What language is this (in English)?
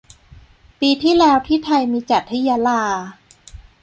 Thai